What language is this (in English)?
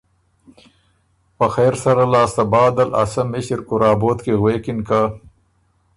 Ormuri